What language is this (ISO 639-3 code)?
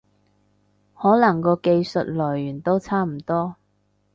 yue